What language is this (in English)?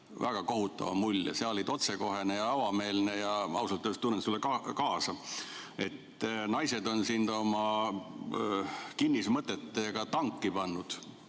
Estonian